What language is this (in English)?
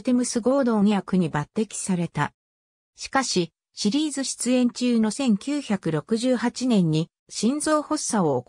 Japanese